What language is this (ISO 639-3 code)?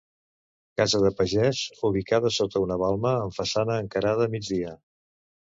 cat